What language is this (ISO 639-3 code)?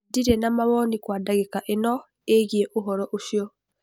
kik